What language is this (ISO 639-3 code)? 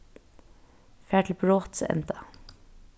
fao